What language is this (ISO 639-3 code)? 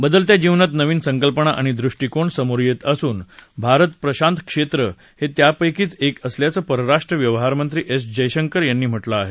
mar